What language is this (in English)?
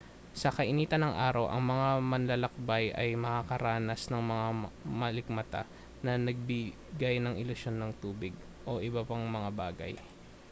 Filipino